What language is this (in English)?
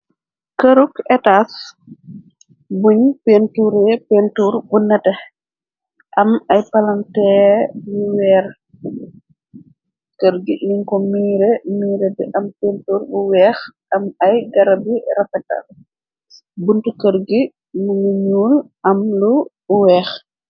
Wolof